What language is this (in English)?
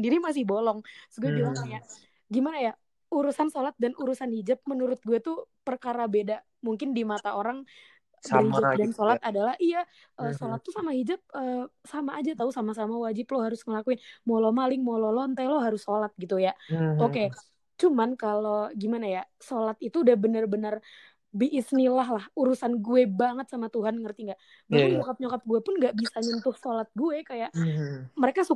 Indonesian